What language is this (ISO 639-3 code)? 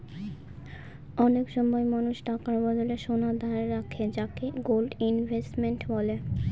ben